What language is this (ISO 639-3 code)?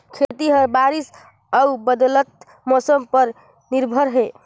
hne